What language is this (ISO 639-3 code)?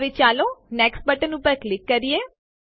guj